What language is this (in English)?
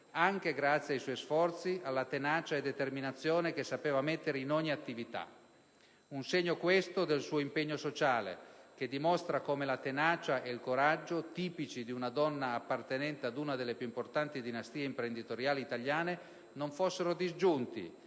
Italian